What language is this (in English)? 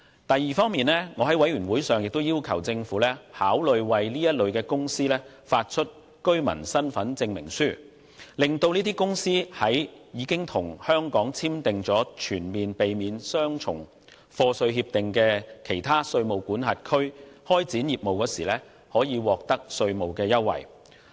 Cantonese